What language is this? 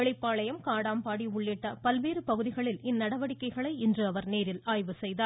Tamil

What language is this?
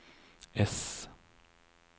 Norwegian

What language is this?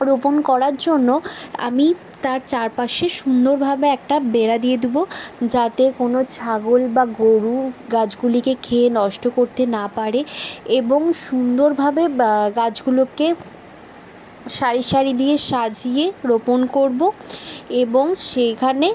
Bangla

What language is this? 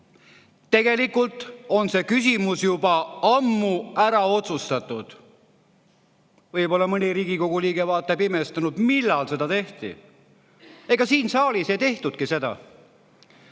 Estonian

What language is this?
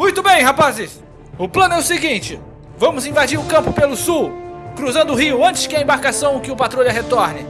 Portuguese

